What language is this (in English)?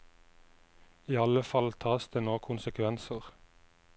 Norwegian